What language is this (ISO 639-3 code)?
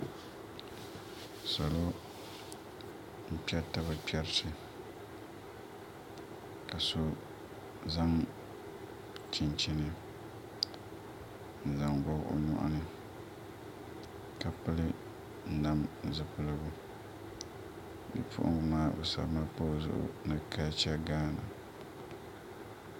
dag